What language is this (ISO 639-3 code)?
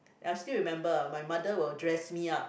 eng